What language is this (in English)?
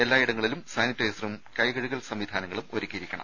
Malayalam